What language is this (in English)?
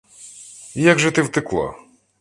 Ukrainian